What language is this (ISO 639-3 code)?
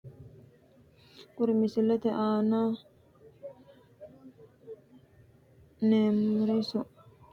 sid